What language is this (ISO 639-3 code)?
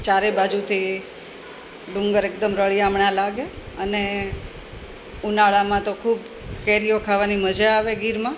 guj